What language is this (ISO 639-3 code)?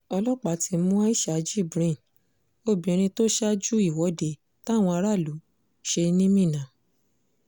yor